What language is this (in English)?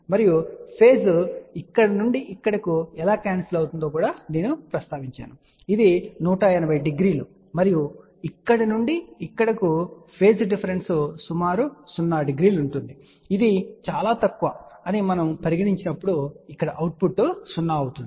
Telugu